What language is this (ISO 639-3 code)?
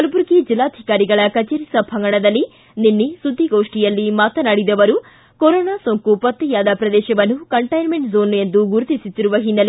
kan